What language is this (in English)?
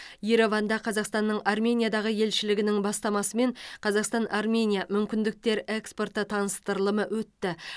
Kazakh